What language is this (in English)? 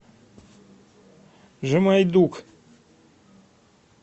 Russian